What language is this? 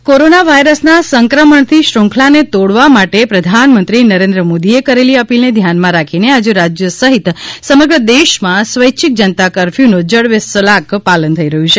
Gujarati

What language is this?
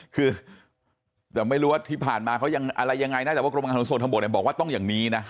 Thai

